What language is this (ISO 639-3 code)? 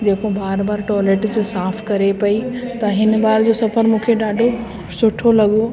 snd